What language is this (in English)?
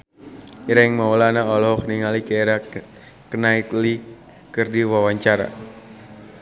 Sundanese